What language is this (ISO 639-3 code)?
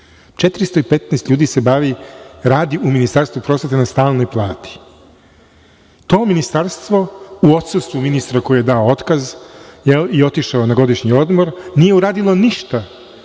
srp